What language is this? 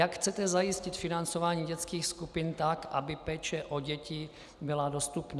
Czech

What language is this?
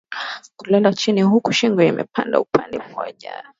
Swahili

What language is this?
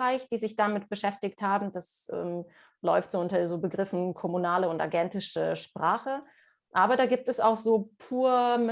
German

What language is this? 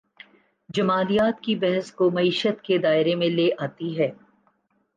Urdu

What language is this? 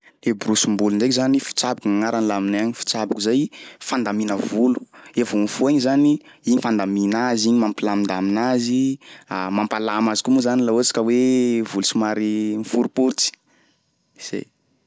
Sakalava Malagasy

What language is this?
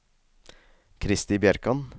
Norwegian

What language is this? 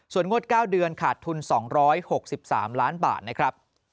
Thai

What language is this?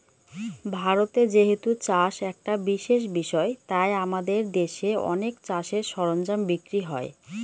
Bangla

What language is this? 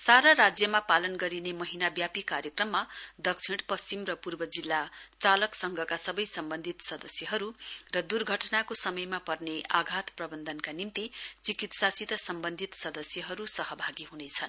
Nepali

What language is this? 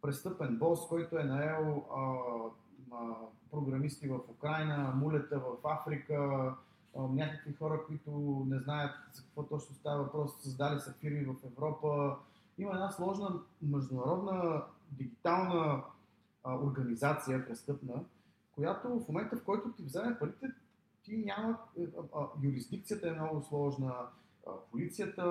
Bulgarian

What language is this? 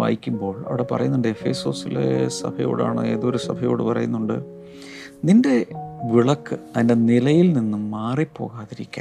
Malayalam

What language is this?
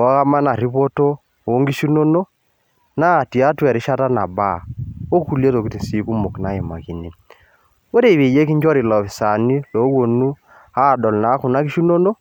Masai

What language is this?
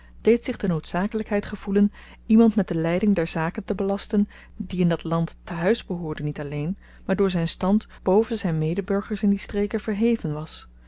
Dutch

